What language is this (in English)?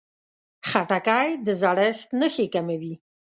Pashto